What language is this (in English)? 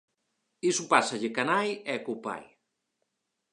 Galician